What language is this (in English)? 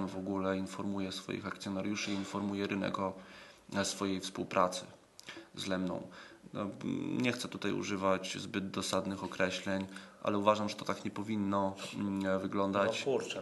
Polish